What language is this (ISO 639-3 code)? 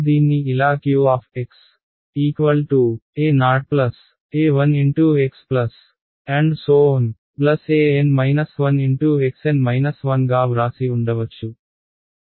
tel